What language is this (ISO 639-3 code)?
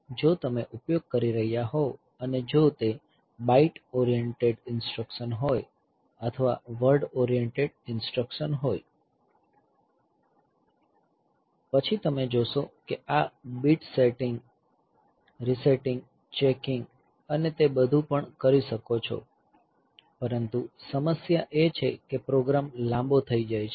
guj